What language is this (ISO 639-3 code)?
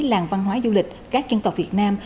vie